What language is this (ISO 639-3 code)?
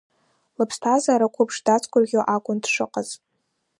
abk